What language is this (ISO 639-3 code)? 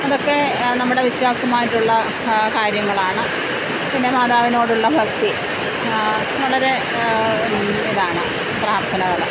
mal